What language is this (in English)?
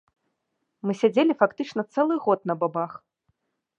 Belarusian